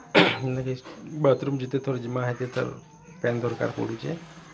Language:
Odia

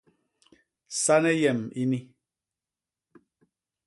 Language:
Basaa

